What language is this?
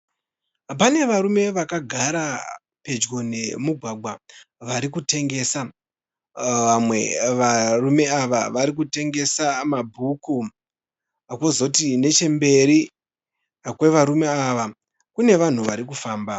Shona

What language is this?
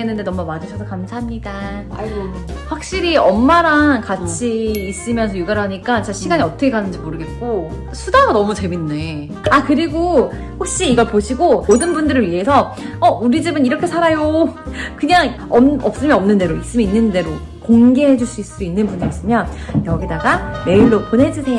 Korean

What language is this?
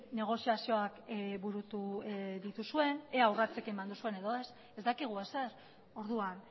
Basque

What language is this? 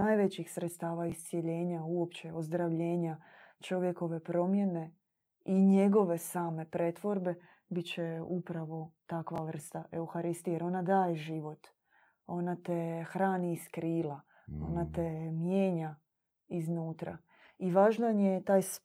Croatian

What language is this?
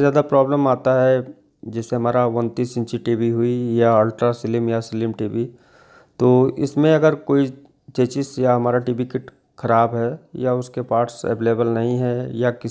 Hindi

